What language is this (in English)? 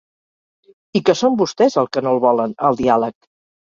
Catalan